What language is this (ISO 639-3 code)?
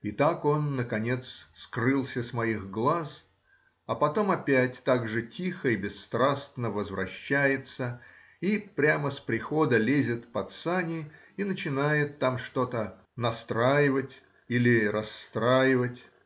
rus